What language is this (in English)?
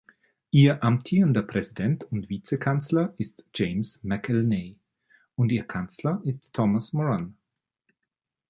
German